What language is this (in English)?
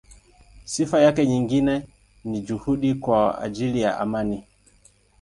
Swahili